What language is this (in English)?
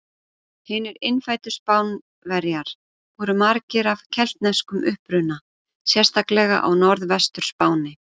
Icelandic